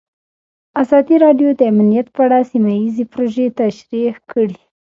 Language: Pashto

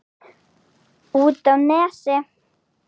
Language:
Icelandic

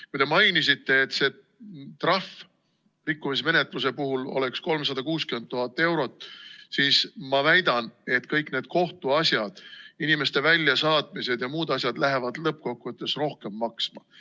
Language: Estonian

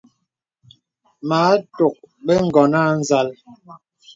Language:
Bebele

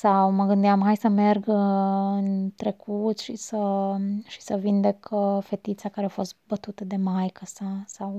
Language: Romanian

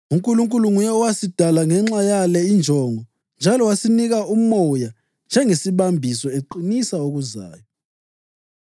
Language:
North Ndebele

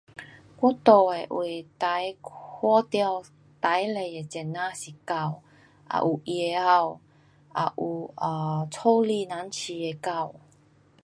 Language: Pu-Xian Chinese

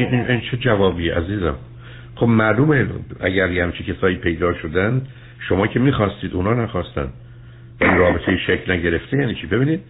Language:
Persian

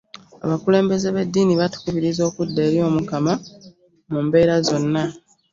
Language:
Ganda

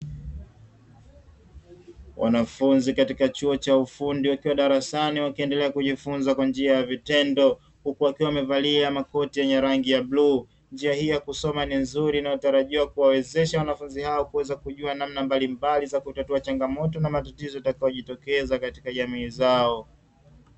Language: Swahili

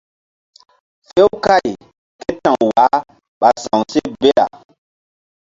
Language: Mbum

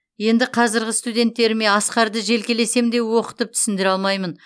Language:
Kazakh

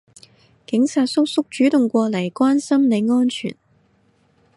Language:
Cantonese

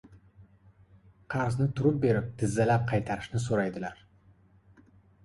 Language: Uzbek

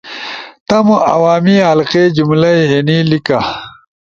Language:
Ushojo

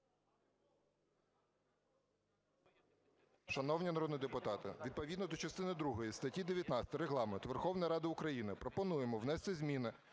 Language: Ukrainian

